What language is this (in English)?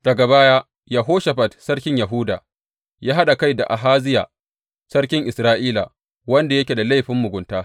Hausa